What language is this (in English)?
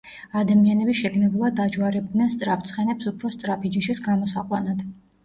Georgian